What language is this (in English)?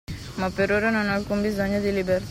Italian